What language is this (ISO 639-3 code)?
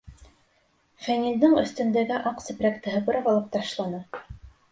bak